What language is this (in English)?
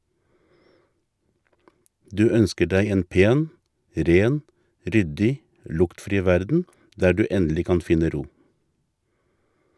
Norwegian